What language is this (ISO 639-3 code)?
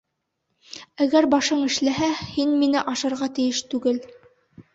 bak